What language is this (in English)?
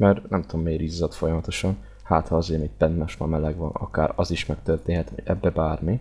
Hungarian